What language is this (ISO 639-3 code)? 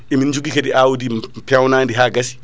ful